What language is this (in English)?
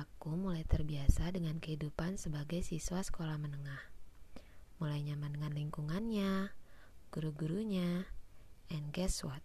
Indonesian